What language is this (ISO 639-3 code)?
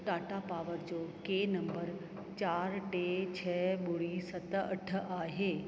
snd